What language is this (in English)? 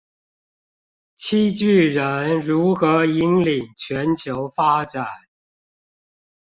Chinese